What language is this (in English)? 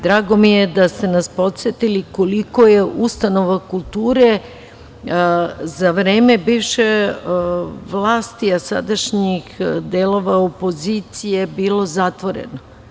Serbian